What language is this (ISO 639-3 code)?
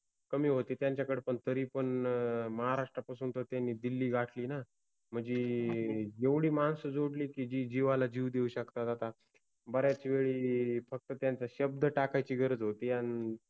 mar